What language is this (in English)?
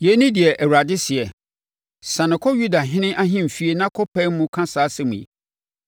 Akan